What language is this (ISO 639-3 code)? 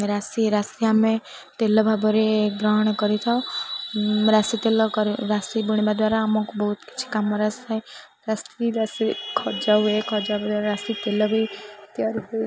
ori